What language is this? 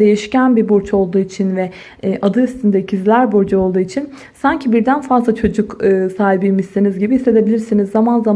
Turkish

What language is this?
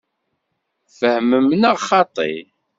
Kabyle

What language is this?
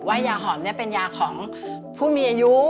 Thai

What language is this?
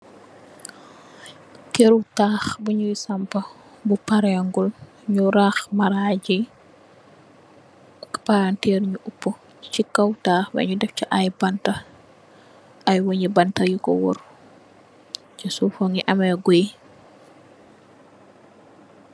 Wolof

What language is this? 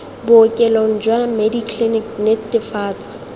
Tswana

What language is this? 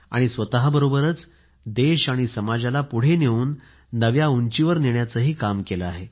Marathi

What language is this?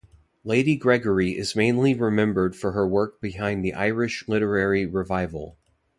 English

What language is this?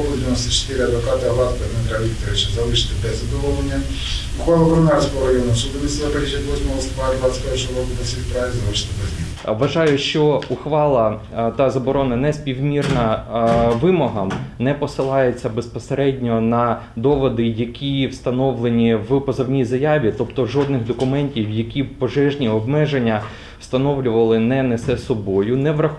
Ukrainian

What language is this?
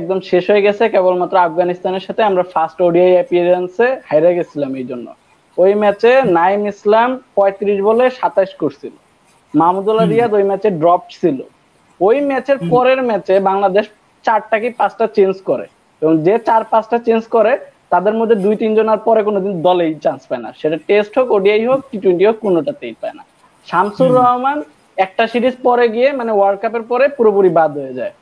Bangla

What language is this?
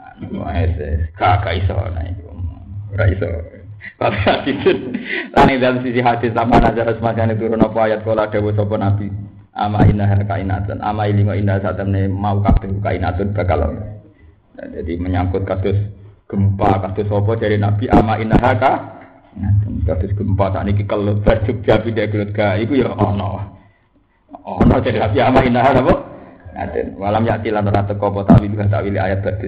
Indonesian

